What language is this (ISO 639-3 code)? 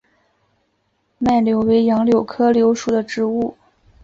zho